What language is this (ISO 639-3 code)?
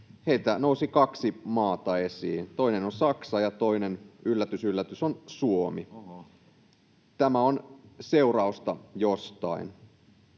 fin